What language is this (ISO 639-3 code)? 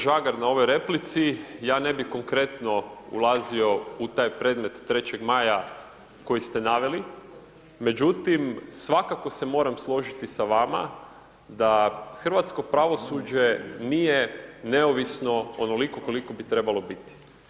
hrv